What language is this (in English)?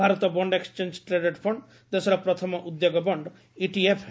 Odia